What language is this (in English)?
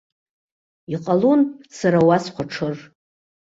Abkhazian